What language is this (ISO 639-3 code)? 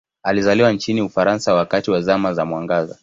swa